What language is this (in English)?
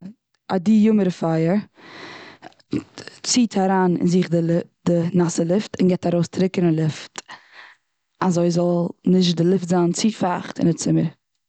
Yiddish